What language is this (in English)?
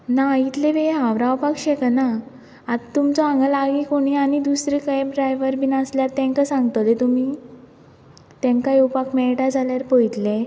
Konkani